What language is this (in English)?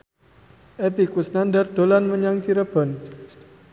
Javanese